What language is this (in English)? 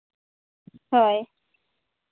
Santali